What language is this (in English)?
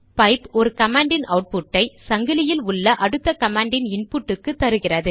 Tamil